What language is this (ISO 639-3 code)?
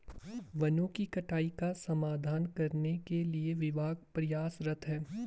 hin